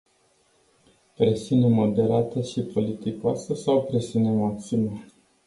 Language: Romanian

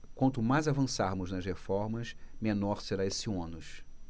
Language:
Portuguese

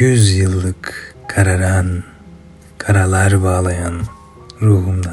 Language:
Turkish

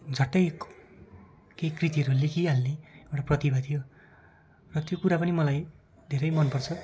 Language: Nepali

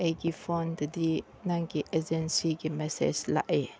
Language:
Manipuri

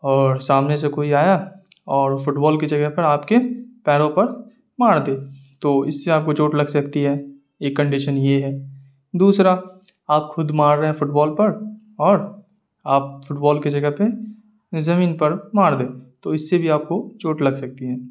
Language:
Urdu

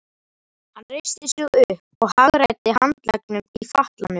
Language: Icelandic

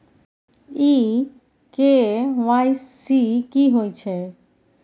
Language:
Maithili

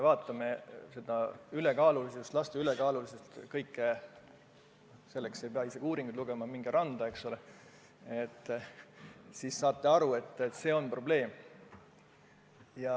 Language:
Estonian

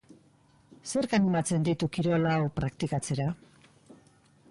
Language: Basque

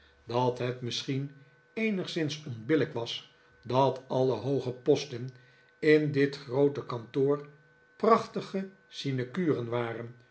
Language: Dutch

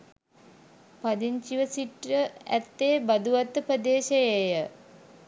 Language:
Sinhala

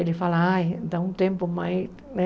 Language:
Portuguese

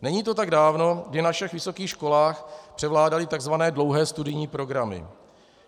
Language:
Czech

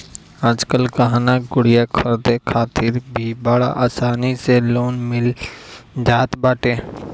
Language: Bhojpuri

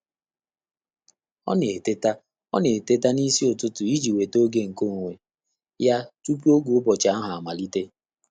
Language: Igbo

